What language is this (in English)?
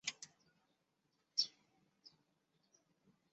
Chinese